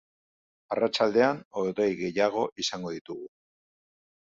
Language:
Basque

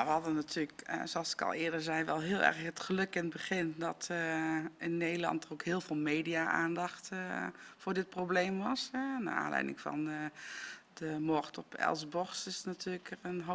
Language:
Dutch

